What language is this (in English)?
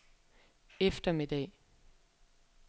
Danish